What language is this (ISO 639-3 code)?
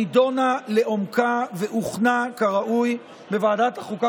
heb